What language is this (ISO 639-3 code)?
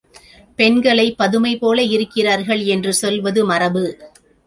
tam